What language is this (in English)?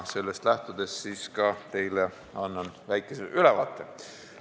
Estonian